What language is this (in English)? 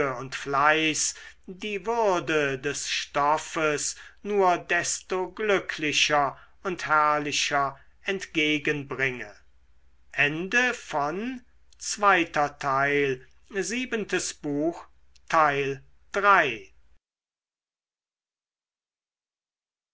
German